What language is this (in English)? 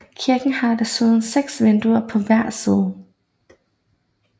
Danish